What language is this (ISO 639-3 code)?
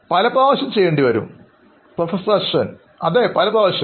mal